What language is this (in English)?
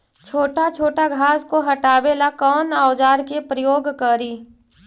Magahi